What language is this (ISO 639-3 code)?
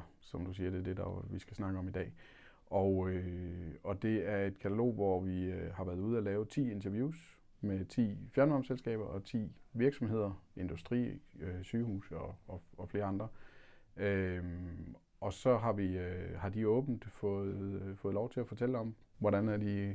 dan